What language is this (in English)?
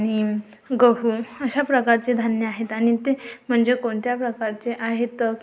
Marathi